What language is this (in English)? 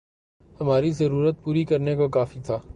Urdu